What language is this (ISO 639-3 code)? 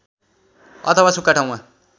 nep